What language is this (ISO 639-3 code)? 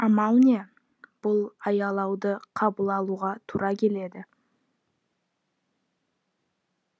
kaz